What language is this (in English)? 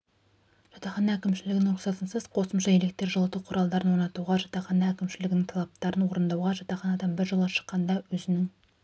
Kazakh